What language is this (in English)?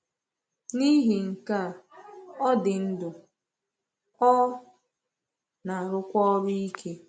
Igbo